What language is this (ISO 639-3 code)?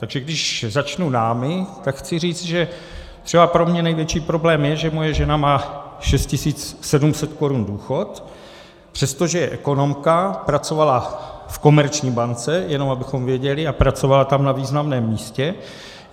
ces